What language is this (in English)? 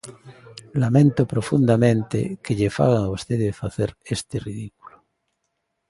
Galician